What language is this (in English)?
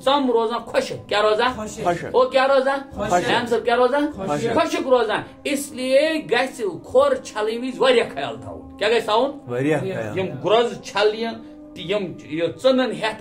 Romanian